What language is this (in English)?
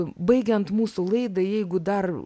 Lithuanian